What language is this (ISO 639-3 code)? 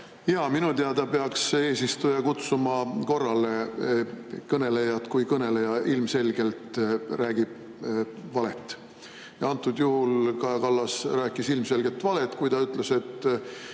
est